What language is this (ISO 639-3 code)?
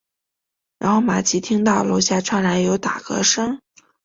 zho